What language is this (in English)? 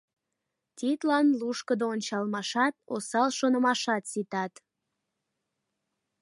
Mari